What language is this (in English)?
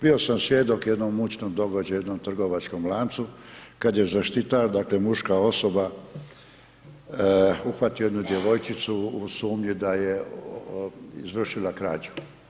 Croatian